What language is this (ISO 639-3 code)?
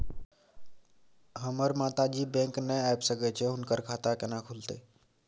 mai